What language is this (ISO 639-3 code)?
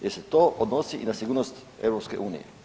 hrv